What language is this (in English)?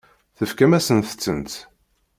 Kabyle